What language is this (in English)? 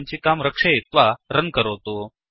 Sanskrit